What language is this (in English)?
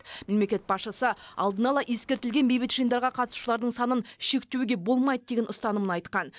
Kazakh